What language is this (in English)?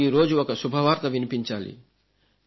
Telugu